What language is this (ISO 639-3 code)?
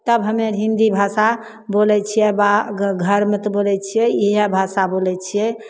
mai